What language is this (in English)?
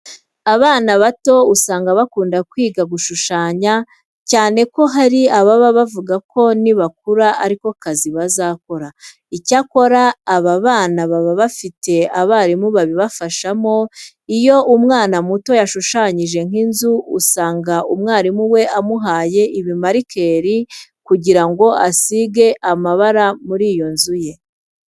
Kinyarwanda